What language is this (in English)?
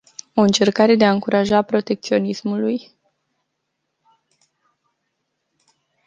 Romanian